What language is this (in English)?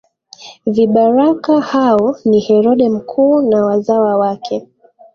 Swahili